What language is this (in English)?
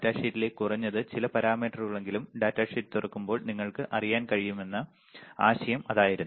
Malayalam